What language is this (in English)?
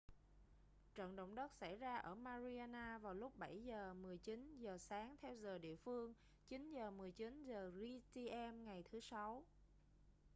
Vietnamese